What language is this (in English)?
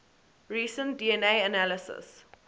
English